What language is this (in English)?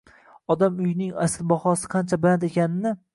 Uzbek